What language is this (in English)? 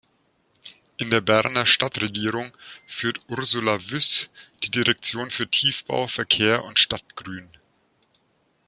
German